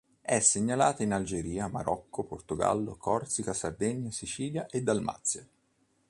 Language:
Italian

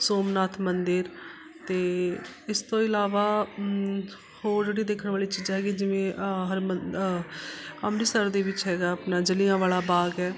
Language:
Punjabi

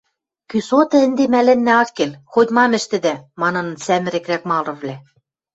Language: Western Mari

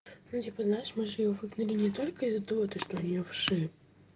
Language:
Russian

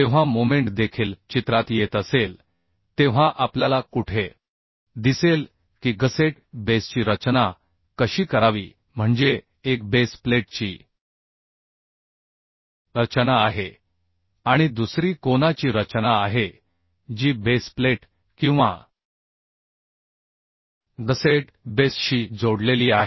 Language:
Marathi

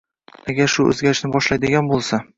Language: Uzbek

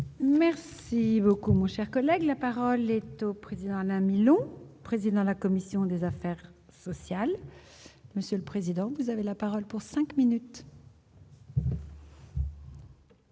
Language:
French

